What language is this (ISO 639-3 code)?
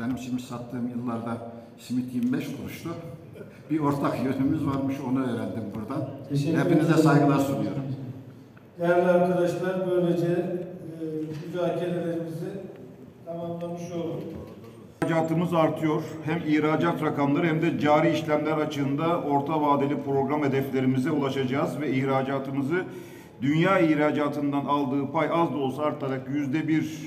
tur